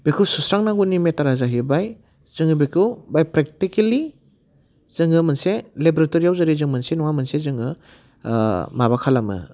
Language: Bodo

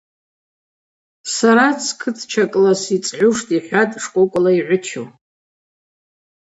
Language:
Abaza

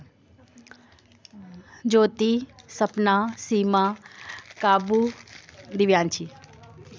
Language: Dogri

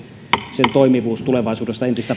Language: Finnish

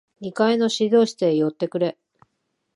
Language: Japanese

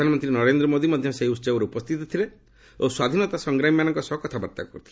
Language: Odia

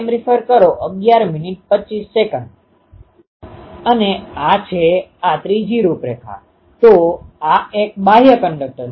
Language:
Gujarati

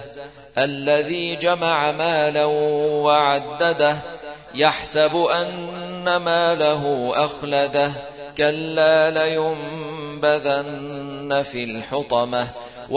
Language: Arabic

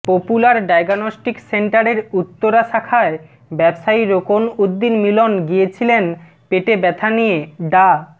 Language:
Bangla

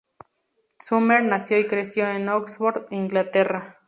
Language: Spanish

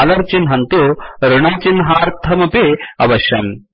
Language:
Sanskrit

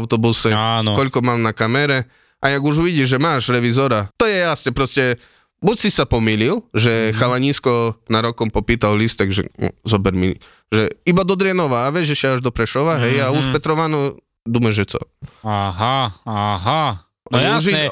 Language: Slovak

